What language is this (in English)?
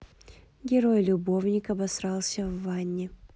Russian